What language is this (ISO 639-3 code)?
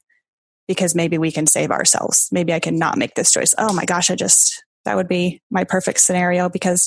eng